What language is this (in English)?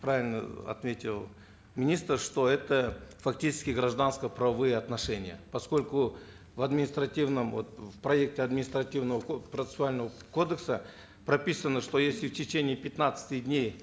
Kazakh